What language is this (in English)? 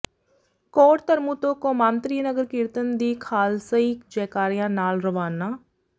Punjabi